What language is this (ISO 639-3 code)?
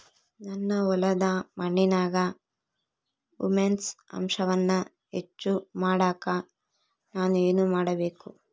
kan